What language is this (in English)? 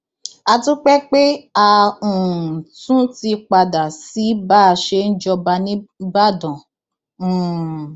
Yoruba